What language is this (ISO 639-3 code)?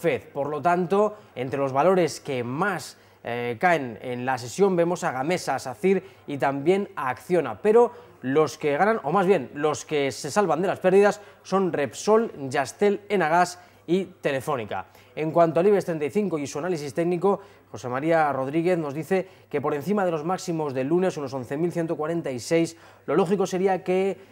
spa